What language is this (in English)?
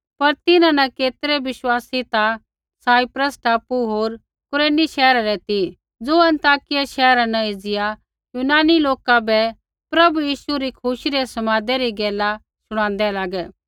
Kullu Pahari